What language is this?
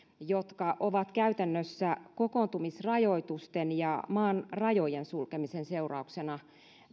Finnish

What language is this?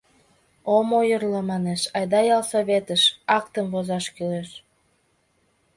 Mari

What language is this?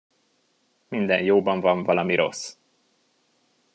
Hungarian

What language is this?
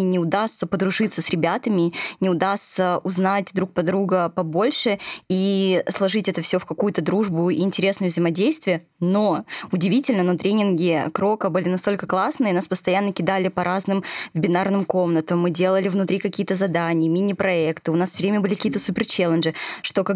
Russian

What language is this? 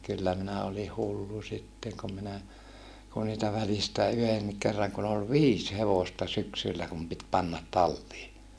Finnish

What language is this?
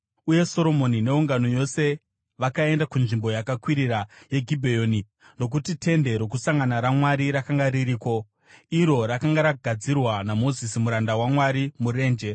Shona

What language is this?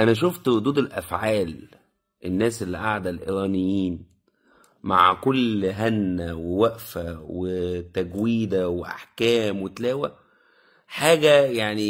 Arabic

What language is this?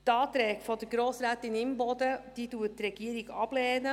Swiss German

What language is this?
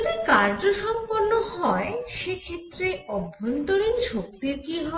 Bangla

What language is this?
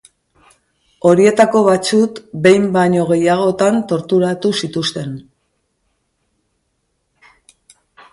Basque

